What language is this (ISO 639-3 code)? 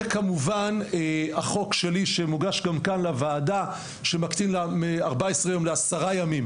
heb